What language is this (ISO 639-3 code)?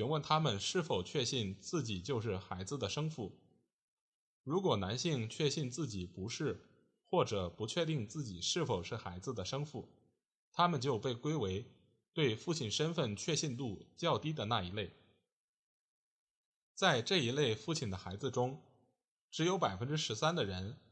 zho